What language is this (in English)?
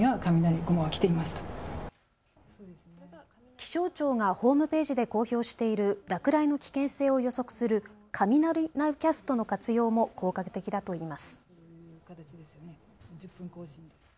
Japanese